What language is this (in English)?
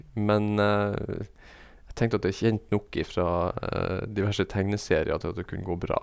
Norwegian